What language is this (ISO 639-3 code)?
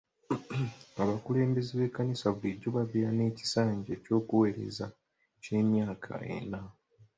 lug